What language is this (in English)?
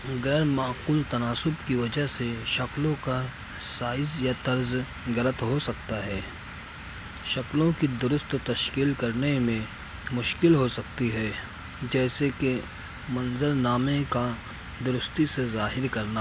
Urdu